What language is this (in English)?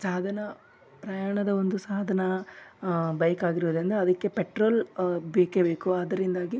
Kannada